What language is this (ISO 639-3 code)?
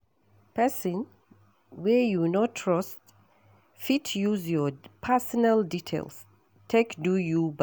pcm